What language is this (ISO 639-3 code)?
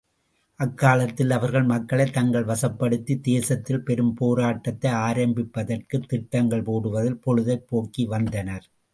tam